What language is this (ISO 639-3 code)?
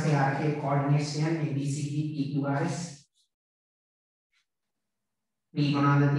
ind